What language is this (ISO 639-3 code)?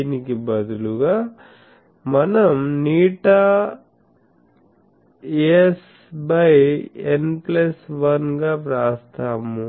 tel